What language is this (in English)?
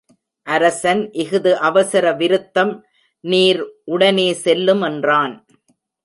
Tamil